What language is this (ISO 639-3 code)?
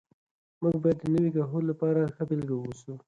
pus